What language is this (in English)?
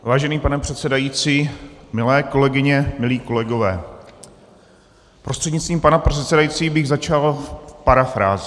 Czech